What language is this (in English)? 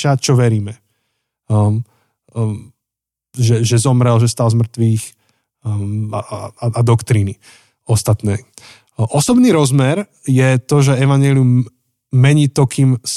Slovak